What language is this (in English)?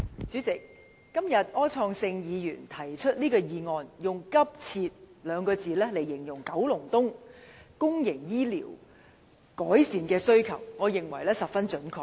Cantonese